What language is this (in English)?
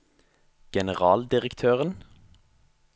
Norwegian